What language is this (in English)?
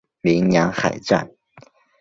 Chinese